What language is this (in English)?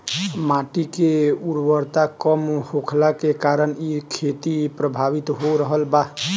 Bhojpuri